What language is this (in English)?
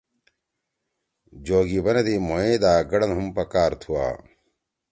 Torwali